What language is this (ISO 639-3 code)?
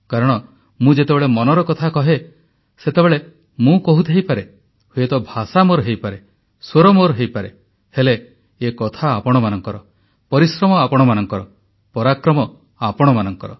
ori